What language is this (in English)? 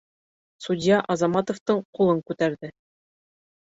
Bashkir